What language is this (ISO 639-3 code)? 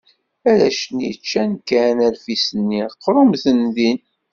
kab